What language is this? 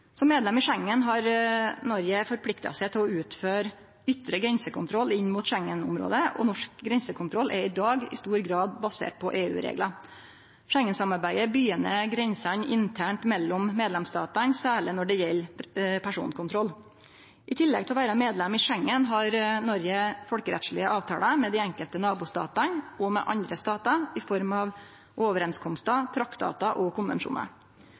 Norwegian Nynorsk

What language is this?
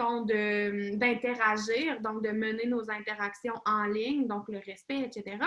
French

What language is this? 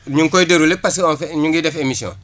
Wolof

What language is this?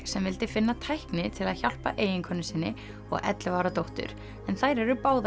Icelandic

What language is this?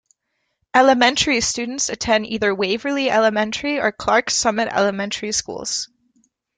English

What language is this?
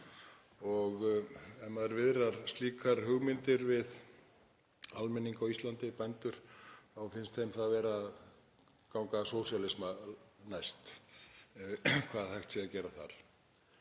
Icelandic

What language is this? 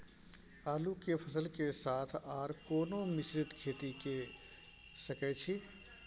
Maithili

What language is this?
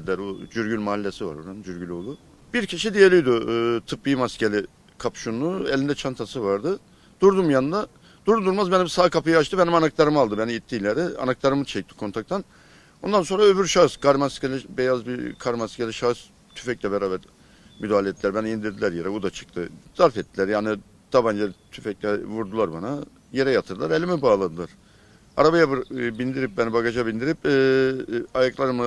Turkish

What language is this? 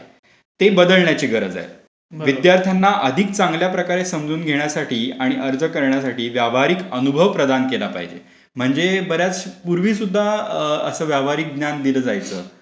Marathi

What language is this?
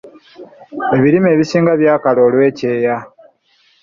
Ganda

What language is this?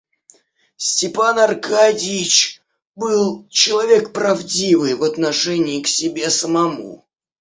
Russian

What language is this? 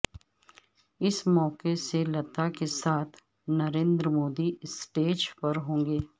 Urdu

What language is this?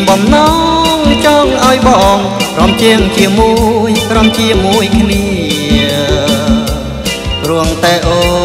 Thai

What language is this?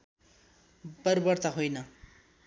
Nepali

